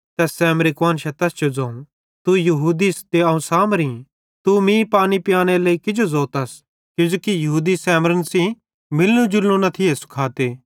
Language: Bhadrawahi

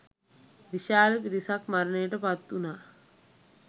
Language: Sinhala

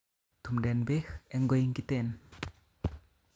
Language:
Kalenjin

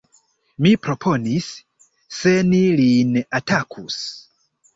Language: Esperanto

